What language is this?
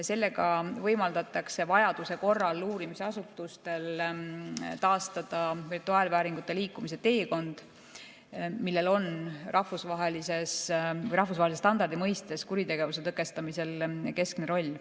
Estonian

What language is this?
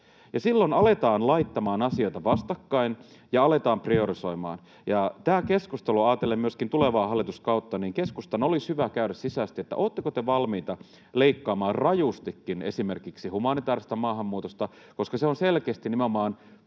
Finnish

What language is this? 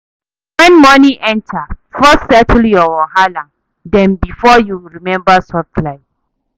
Nigerian Pidgin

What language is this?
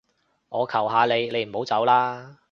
Cantonese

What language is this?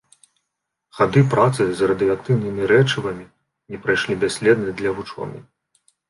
Belarusian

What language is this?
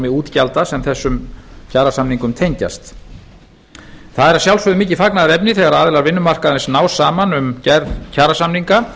Icelandic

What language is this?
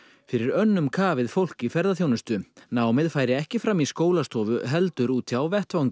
Icelandic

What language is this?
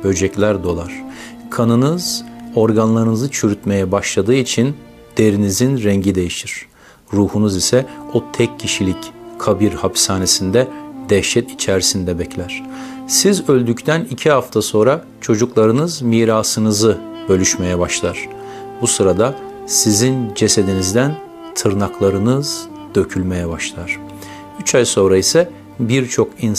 Turkish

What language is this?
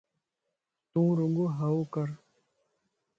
Lasi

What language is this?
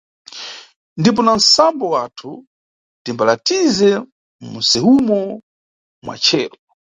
Nyungwe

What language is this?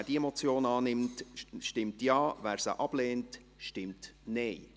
Swiss German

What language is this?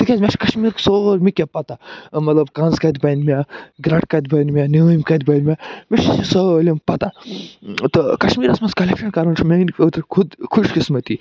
Kashmiri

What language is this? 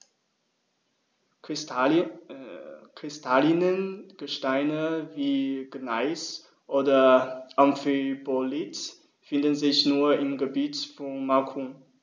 German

